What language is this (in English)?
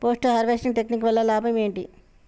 Telugu